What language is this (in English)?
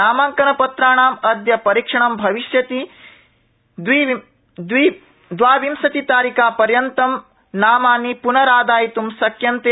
Sanskrit